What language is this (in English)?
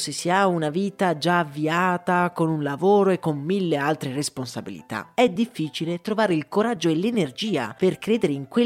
Italian